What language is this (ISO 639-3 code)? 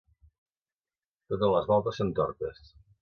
cat